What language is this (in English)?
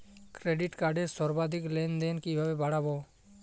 Bangla